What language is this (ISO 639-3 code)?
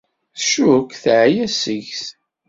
kab